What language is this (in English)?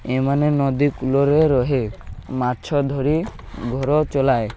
Odia